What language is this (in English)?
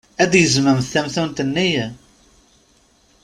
Kabyle